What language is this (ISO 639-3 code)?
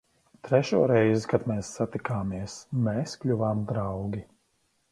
lav